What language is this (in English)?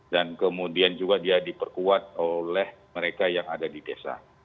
Indonesian